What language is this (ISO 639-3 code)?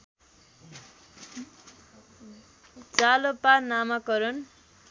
nep